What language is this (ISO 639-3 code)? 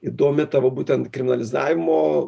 lit